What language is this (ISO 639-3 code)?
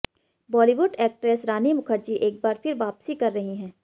hin